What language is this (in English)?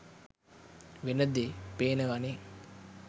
Sinhala